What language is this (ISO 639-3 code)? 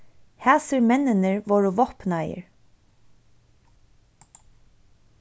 fao